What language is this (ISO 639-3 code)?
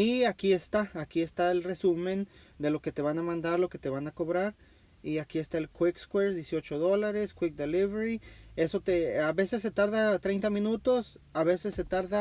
spa